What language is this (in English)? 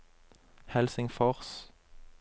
Norwegian